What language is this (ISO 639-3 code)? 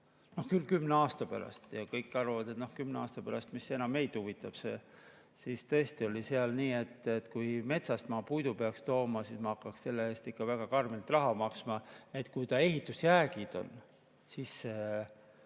est